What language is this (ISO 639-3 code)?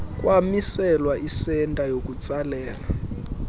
xho